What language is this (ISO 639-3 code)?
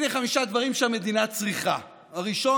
heb